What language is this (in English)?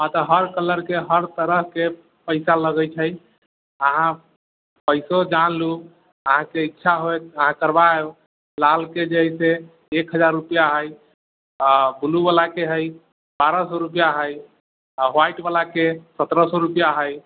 Maithili